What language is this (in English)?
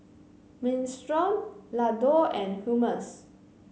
English